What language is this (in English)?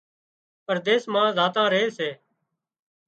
Wadiyara Koli